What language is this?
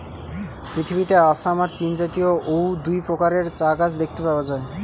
Bangla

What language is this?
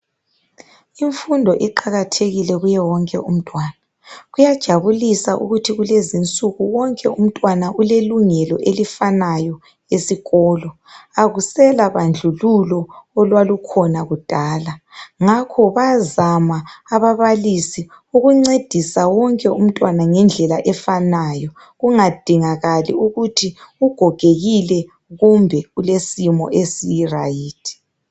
North Ndebele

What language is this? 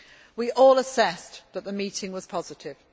English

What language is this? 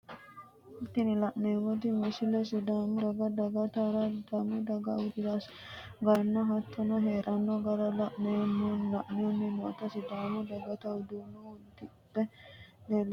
Sidamo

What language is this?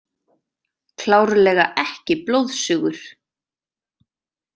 Icelandic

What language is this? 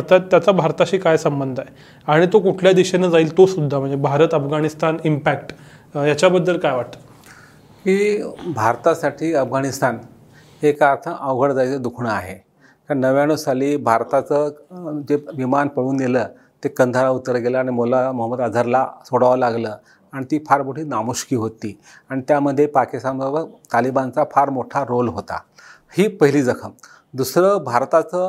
Marathi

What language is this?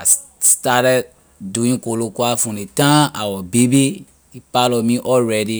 Liberian English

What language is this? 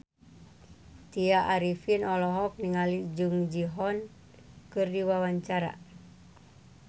Sundanese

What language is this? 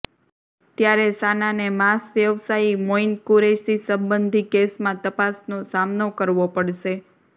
Gujarati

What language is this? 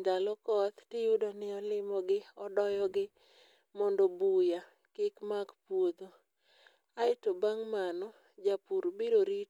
Luo (Kenya and Tanzania)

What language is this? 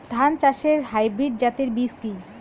Bangla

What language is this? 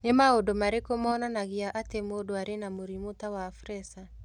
Kikuyu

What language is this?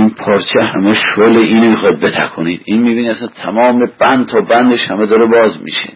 Persian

